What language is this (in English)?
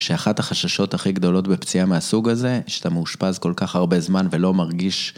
Hebrew